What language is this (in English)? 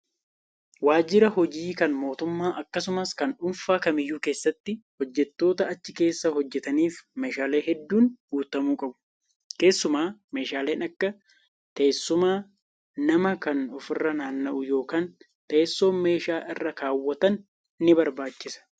Oromo